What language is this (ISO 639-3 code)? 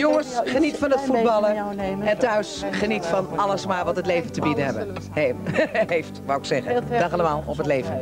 nld